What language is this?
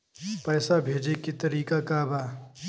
Bhojpuri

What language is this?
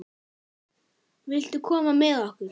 Icelandic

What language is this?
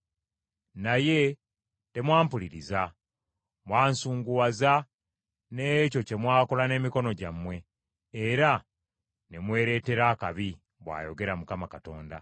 Ganda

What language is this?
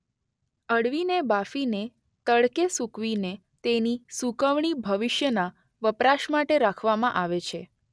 Gujarati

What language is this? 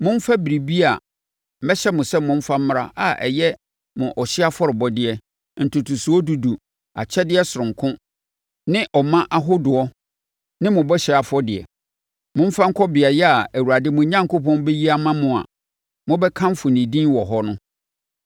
Akan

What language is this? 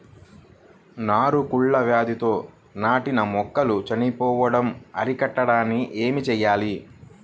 Telugu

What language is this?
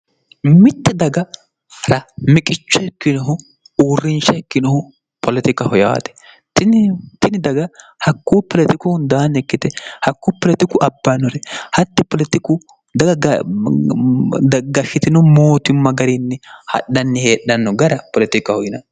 Sidamo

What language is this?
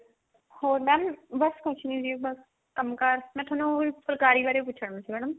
Punjabi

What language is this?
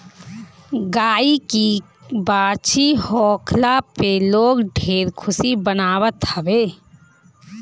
Bhojpuri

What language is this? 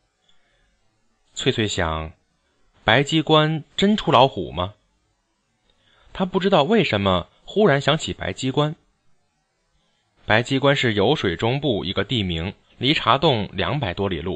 Chinese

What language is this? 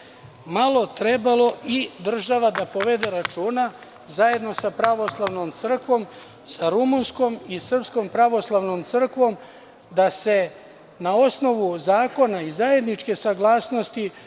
Serbian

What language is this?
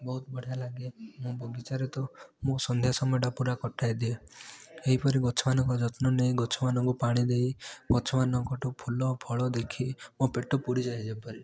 Odia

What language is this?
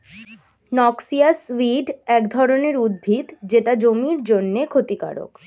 Bangla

